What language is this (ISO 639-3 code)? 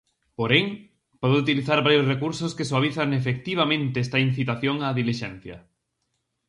glg